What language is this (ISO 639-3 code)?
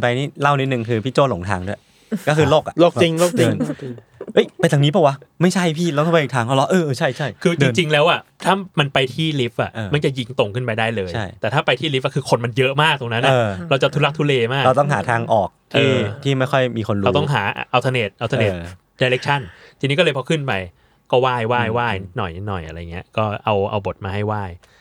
tha